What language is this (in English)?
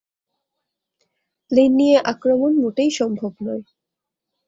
Bangla